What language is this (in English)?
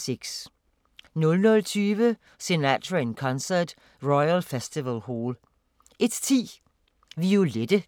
Danish